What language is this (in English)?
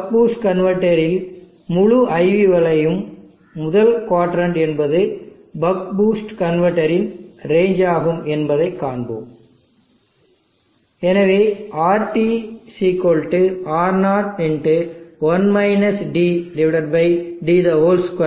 Tamil